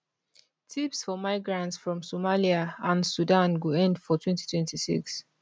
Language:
Nigerian Pidgin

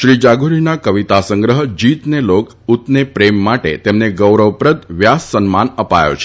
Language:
Gujarati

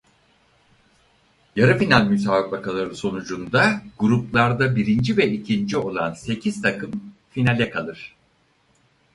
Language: Turkish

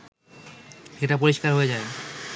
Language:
Bangla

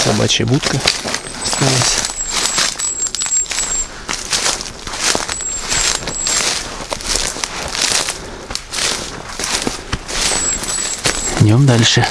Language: Russian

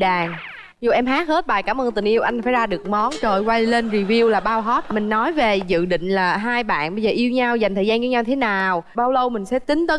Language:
Vietnamese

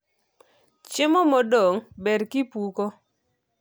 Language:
Luo (Kenya and Tanzania)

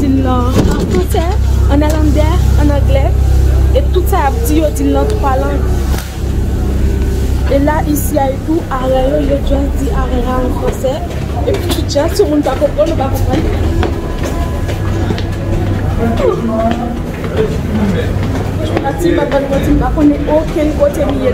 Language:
French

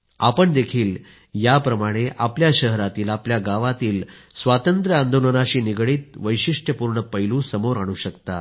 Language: Marathi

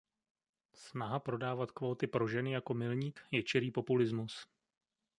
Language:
Czech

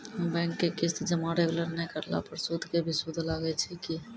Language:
Maithili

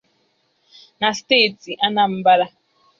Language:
Igbo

